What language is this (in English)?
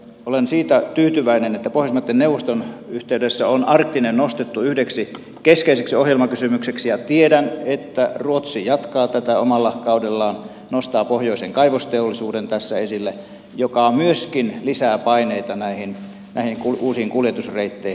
Finnish